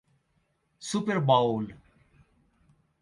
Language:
Spanish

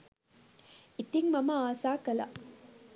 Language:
Sinhala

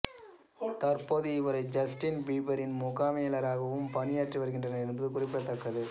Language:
Tamil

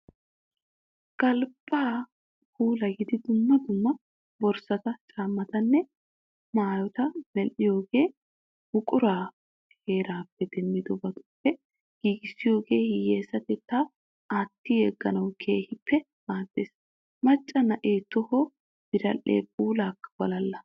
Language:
Wolaytta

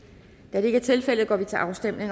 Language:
Danish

